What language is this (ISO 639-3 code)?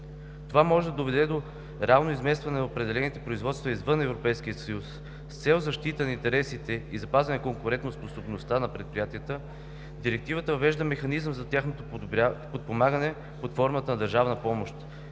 bul